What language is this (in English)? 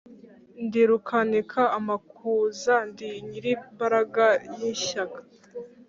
Kinyarwanda